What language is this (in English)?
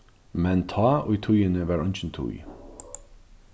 Faroese